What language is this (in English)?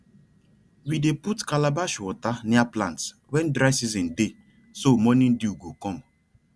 Nigerian Pidgin